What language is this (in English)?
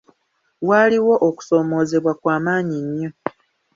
Ganda